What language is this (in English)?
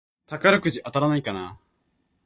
Japanese